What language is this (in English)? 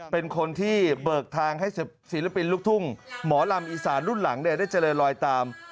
Thai